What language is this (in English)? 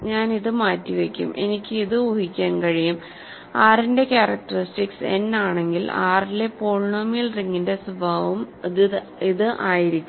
Malayalam